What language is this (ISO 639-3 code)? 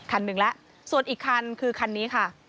tha